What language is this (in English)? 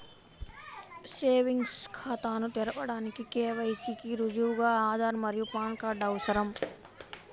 Telugu